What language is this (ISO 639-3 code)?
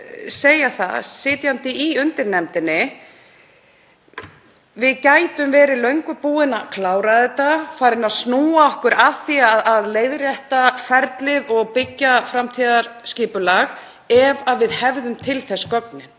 isl